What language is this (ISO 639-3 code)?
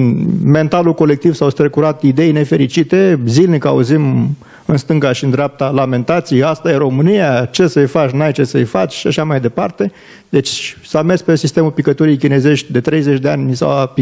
ron